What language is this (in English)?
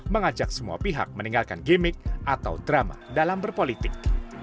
Indonesian